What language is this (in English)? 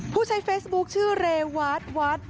Thai